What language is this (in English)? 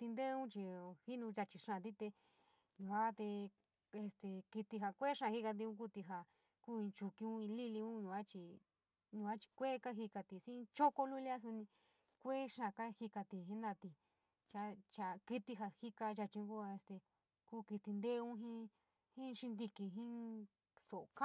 San Miguel El Grande Mixtec